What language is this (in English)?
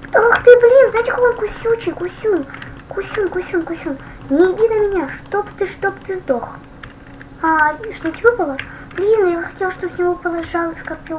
Russian